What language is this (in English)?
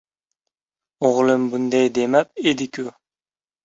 Uzbek